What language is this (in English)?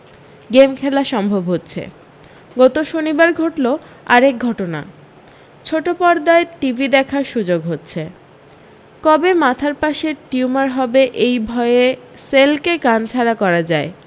Bangla